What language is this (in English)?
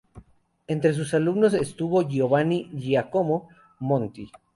Spanish